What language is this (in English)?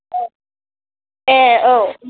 Bodo